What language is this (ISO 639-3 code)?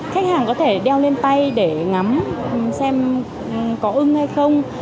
vie